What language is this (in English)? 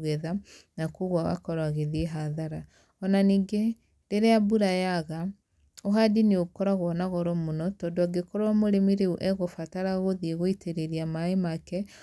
Kikuyu